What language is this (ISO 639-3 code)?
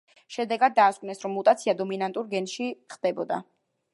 kat